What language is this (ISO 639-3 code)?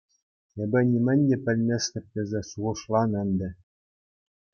chv